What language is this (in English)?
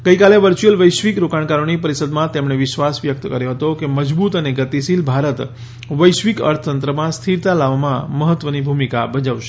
Gujarati